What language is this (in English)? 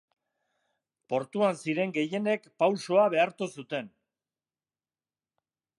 Basque